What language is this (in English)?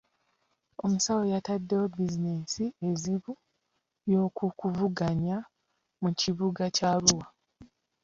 Ganda